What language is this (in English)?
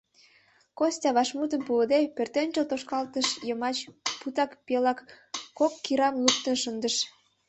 Mari